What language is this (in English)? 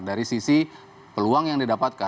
Indonesian